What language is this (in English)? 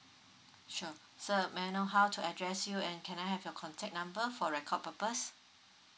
English